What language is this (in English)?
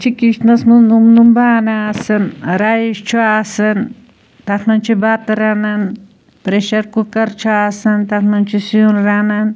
Kashmiri